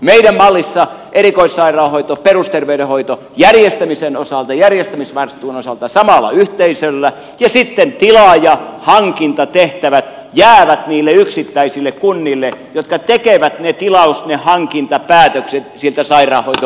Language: Finnish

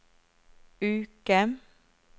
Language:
Norwegian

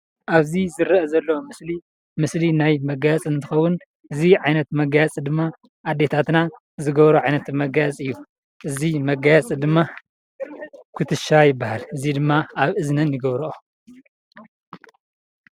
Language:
Tigrinya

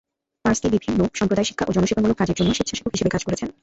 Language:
Bangla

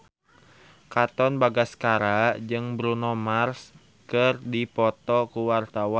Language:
Sundanese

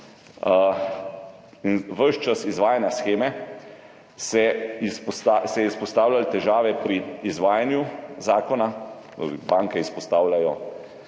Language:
Slovenian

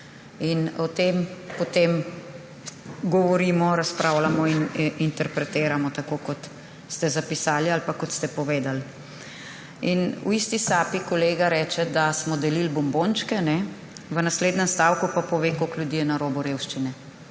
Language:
Slovenian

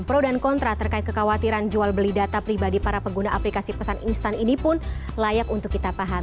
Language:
Indonesian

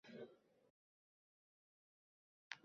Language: Uzbek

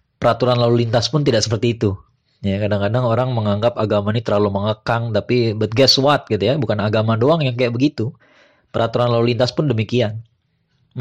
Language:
Indonesian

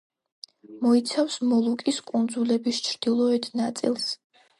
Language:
Georgian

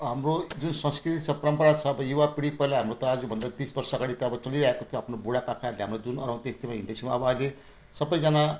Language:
Nepali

